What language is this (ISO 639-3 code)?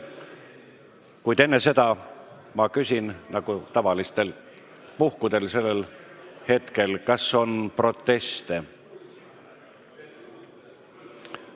est